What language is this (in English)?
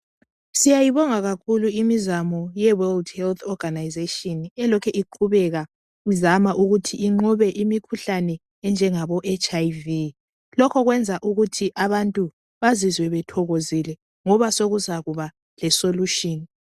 North Ndebele